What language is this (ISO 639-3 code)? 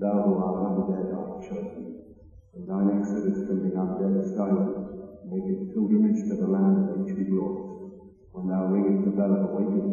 rus